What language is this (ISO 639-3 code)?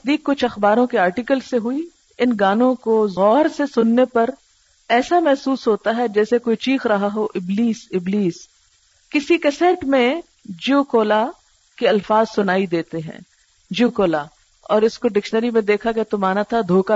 urd